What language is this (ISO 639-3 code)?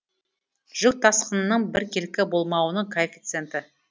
kaz